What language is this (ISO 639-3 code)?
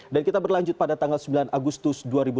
ind